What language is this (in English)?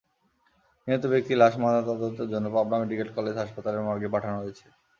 Bangla